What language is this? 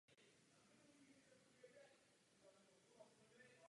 Czech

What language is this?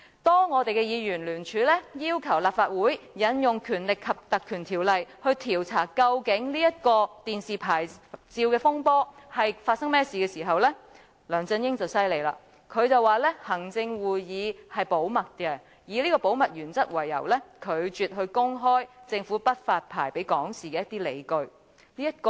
Cantonese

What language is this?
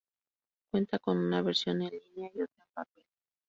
Spanish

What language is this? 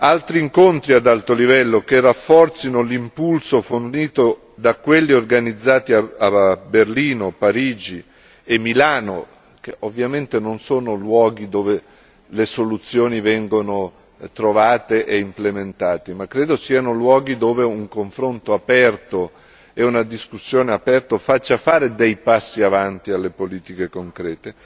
Italian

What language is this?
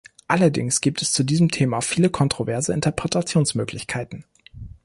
German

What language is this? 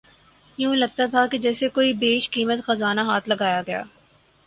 Urdu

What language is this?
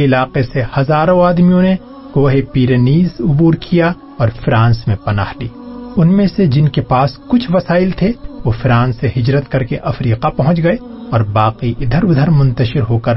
Urdu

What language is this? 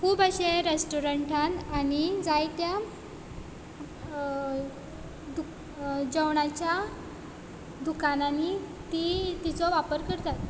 Konkani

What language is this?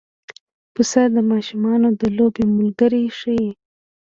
Pashto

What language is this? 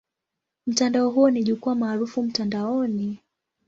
Swahili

